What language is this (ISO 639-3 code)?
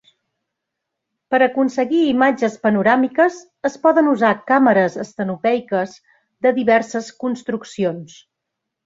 cat